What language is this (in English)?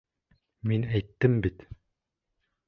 Bashkir